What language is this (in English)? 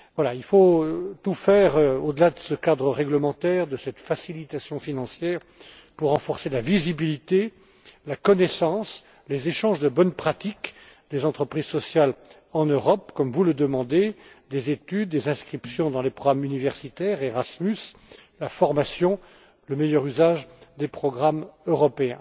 French